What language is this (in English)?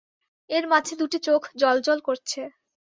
Bangla